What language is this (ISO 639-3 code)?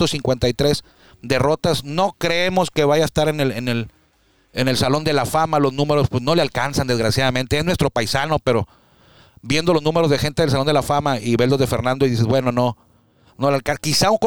spa